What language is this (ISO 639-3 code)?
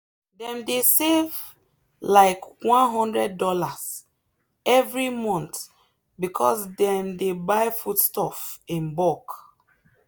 pcm